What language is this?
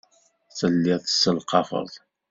Kabyle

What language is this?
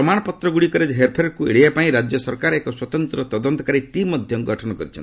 Odia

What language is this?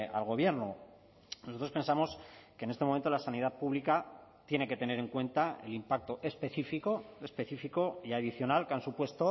Spanish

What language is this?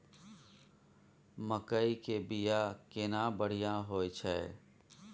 Maithili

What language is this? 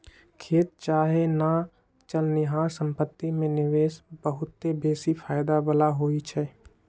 Magahi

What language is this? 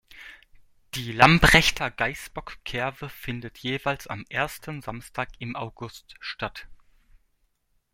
German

